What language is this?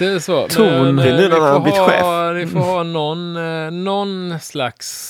Swedish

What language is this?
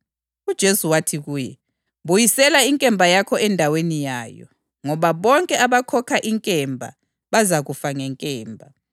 North Ndebele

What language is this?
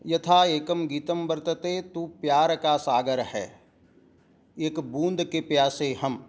Sanskrit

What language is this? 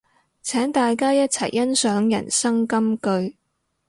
Cantonese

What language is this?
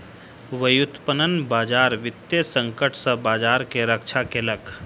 Maithili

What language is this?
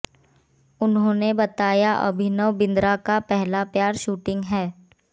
Hindi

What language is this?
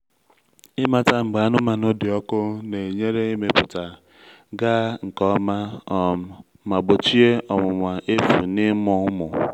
Igbo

